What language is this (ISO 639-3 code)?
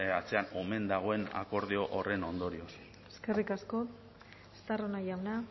eus